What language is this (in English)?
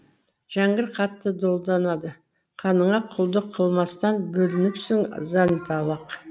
Kazakh